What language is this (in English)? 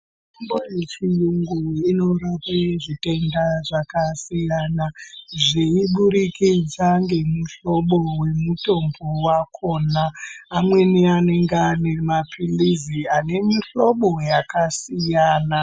Ndau